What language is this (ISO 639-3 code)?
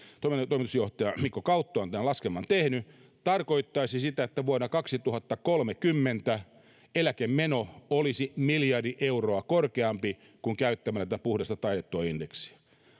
fin